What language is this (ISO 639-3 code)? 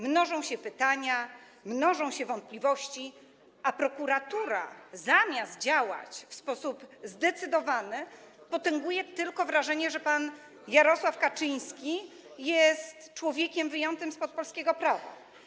pol